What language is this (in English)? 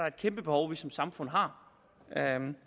Danish